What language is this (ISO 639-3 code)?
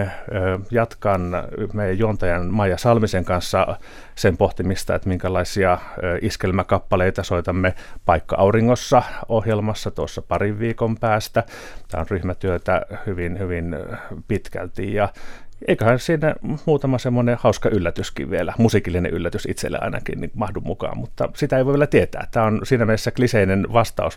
fin